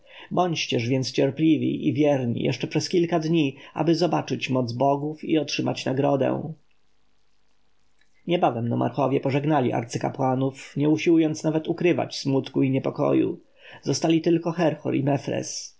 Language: Polish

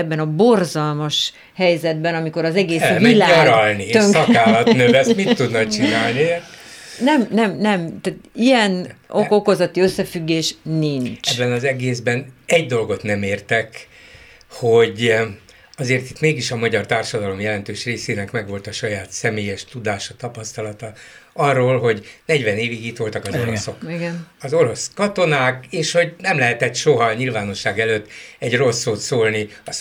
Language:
Hungarian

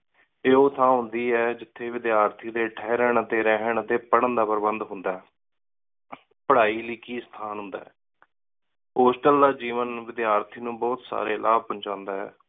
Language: Punjabi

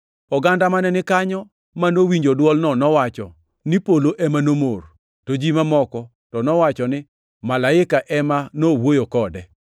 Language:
Luo (Kenya and Tanzania)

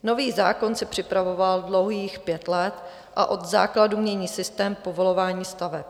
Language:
Czech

